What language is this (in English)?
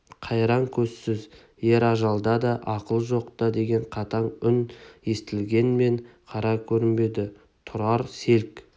Kazakh